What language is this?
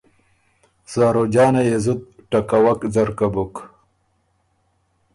Ormuri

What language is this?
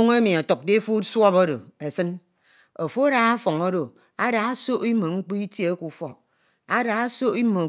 Ito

